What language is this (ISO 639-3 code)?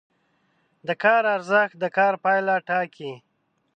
pus